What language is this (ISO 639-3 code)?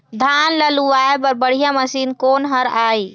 hne